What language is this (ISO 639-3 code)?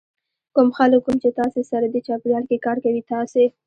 pus